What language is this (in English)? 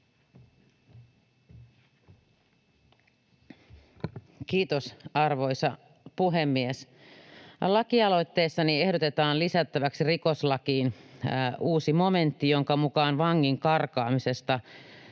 Finnish